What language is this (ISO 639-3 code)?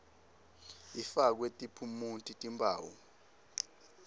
ssw